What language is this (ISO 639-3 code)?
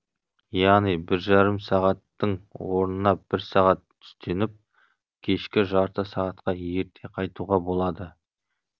kaz